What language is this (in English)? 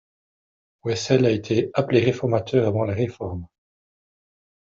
French